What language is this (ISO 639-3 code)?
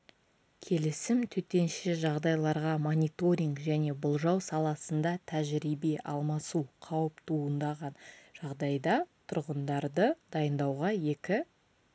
kaz